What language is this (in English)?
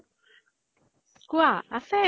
Assamese